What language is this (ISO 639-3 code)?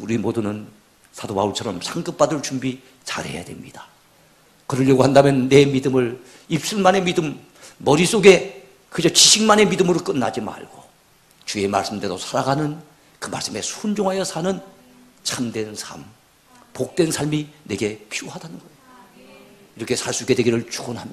kor